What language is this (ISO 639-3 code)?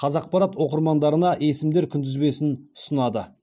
kaz